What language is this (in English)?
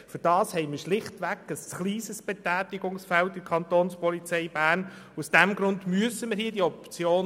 Swiss German